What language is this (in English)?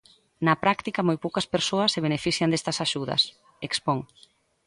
Galician